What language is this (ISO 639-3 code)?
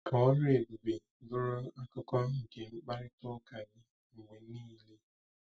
ibo